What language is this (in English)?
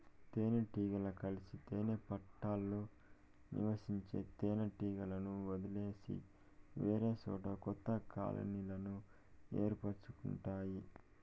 Telugu